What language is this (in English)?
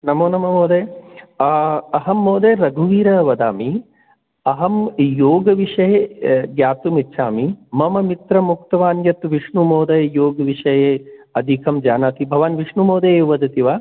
Sanskrit